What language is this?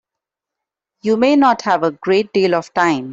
English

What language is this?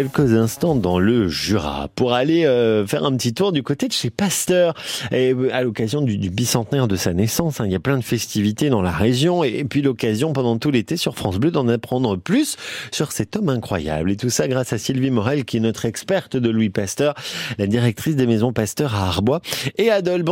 French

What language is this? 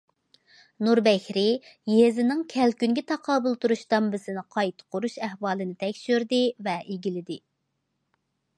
Uyghur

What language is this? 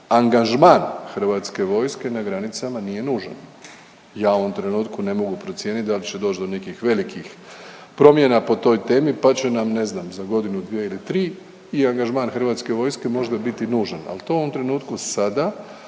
Croatian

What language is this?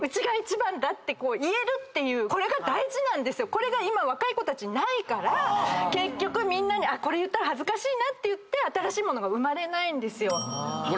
Japanese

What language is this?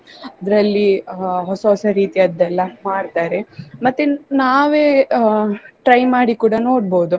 Kannada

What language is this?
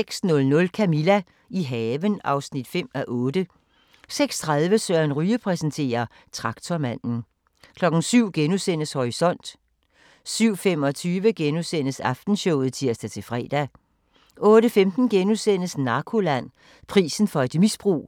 Danish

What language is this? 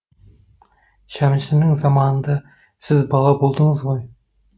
Kazakh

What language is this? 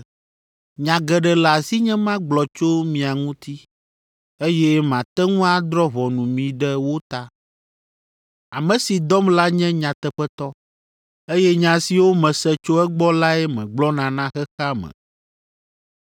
Ewe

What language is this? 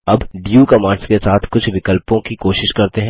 Hindi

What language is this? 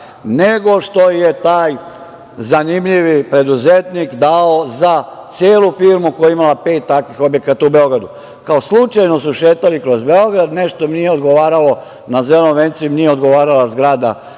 Serbian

